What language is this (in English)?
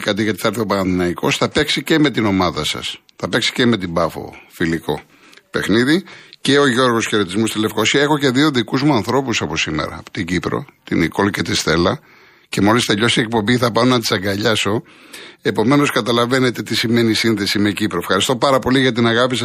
Greek